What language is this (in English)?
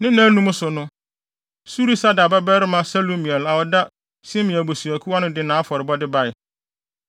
Akan